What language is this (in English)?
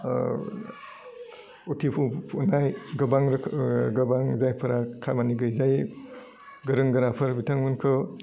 Bodo